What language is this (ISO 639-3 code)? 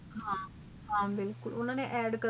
pan